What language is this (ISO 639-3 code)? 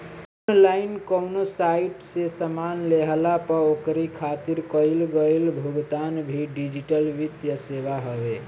bho